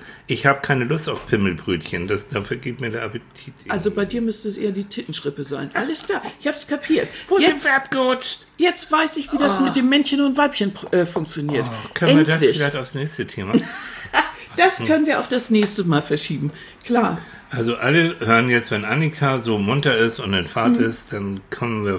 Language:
German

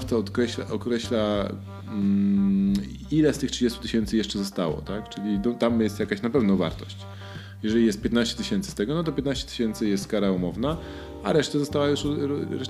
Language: Polish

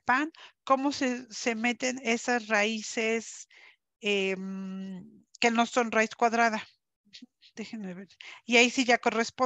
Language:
Spanish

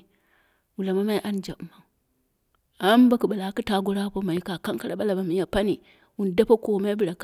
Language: Dera (Nigeria)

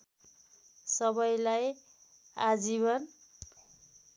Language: Nepali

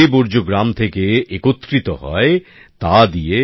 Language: Bangla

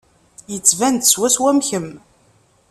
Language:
Kabyle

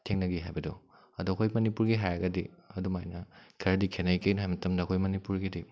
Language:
Manipuri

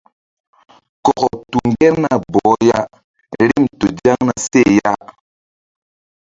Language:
Mbum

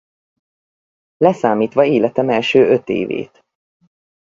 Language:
Hungarian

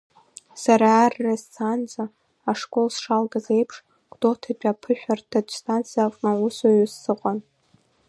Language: Abkhazian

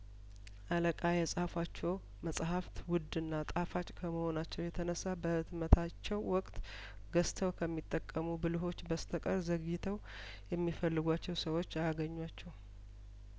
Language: Amharic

